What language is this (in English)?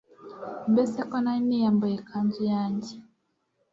Kinyarwanda